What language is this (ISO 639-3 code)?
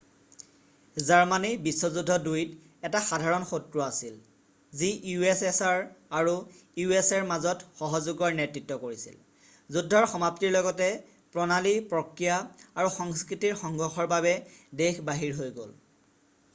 asm